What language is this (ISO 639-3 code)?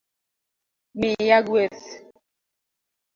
luo